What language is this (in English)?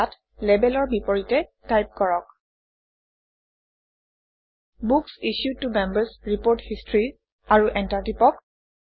Assamese